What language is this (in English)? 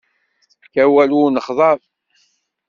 Kabyle